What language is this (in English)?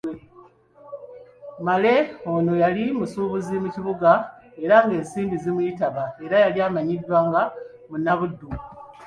Ganda